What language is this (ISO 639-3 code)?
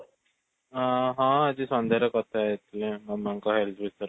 ori